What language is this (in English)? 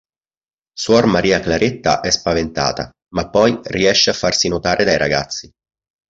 Italian